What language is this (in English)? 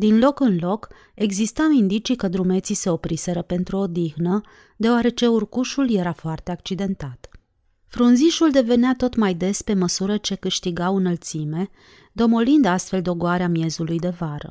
Romanian